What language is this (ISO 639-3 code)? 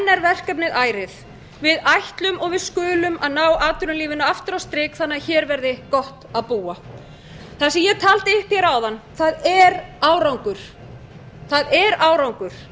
isl